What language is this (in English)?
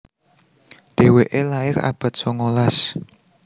Javanese